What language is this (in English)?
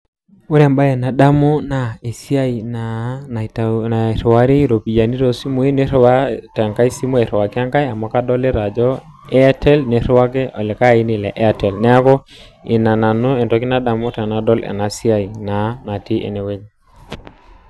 Masai